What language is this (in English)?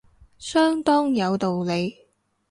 Cantonese